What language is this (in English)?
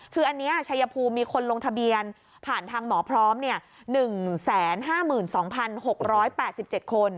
Thai